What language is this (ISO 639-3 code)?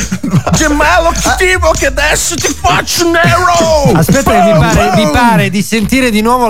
ita